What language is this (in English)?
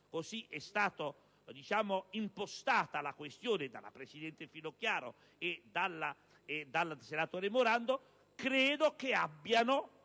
Italian